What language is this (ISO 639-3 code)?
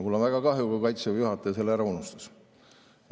est